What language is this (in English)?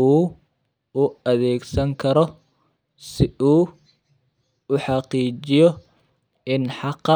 Somali